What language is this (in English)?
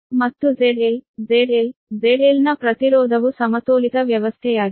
Kannada